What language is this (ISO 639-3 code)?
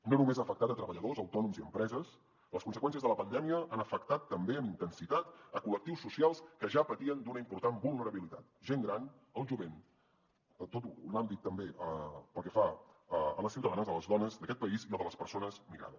cat